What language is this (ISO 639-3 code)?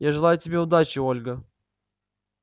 rus